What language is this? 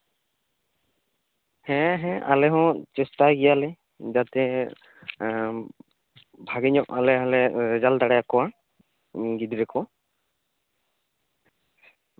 Santali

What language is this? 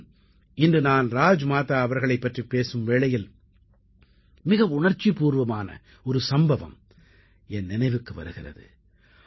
Tamil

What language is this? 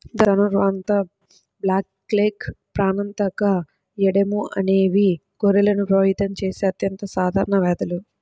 Telugu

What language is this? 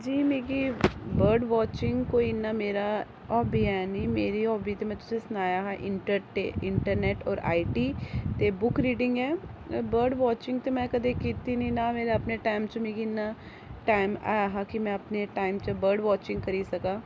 Dogri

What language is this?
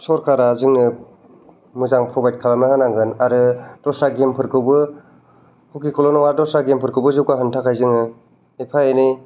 Bodo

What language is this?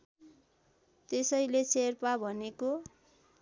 Nepali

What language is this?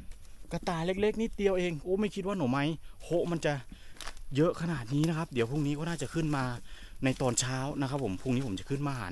Thai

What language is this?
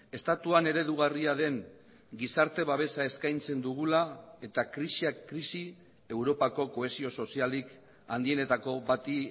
Basque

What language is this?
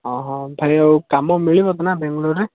Odia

